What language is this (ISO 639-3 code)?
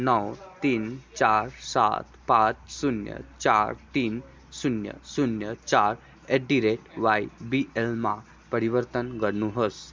nep